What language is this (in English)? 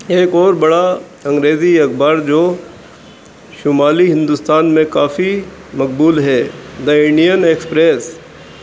Urdu